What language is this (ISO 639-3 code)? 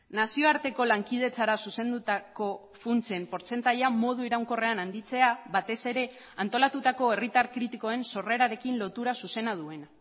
eus